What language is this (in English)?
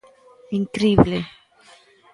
Galician